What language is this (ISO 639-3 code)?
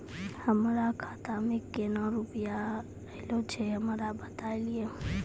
mai